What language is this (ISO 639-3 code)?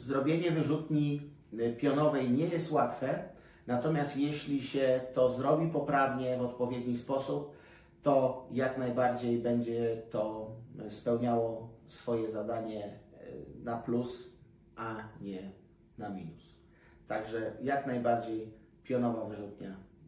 pol